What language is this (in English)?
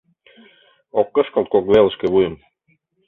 Mari